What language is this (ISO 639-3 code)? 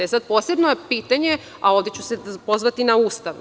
srp